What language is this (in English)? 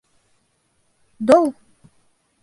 Bashkir